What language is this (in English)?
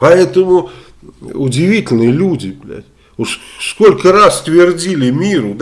Russian